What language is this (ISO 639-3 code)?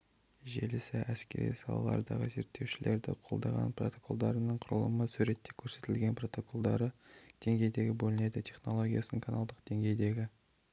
kaz